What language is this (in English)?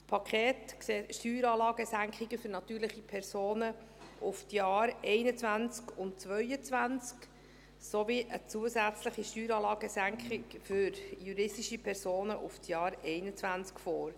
Swiss German